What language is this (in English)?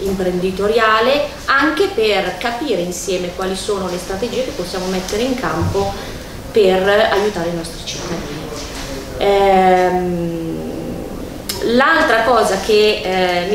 Italian